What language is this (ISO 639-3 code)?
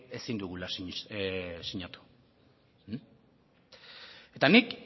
eus